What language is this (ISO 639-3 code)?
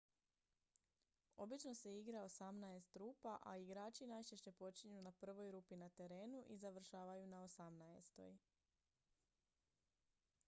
hrv